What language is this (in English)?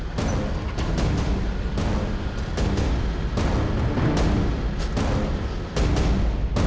Indonesian